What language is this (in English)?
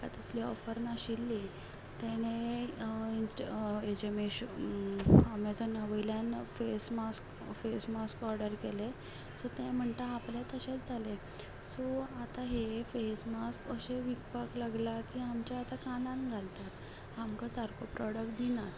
Konkani